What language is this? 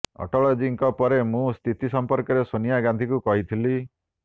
Odia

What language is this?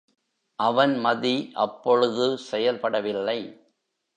Tamil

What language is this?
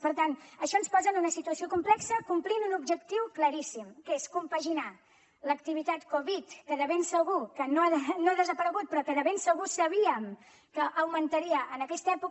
Catalan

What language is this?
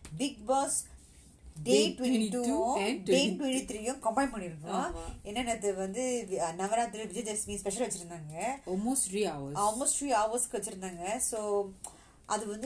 Tamil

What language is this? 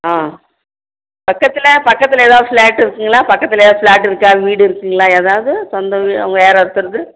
Tamil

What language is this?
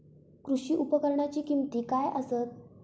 Marathi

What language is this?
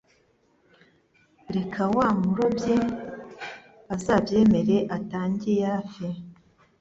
Kinyarwanda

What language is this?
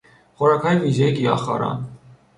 Persian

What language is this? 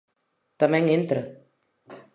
Galician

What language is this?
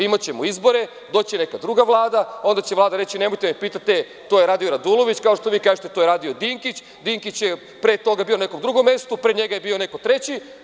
Serbian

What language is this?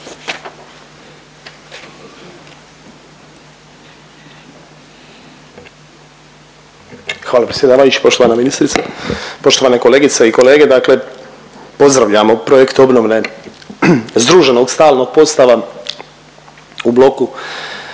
Croatian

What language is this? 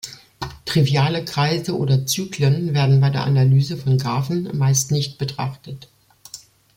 German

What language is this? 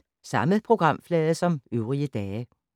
Danish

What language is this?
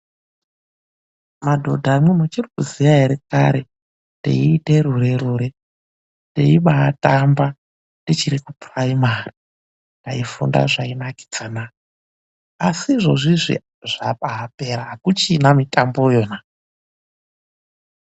Ndau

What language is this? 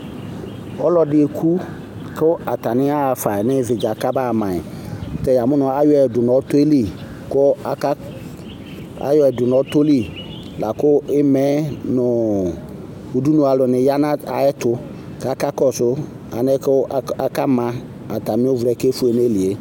Ikposo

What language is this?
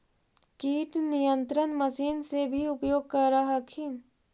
Magahi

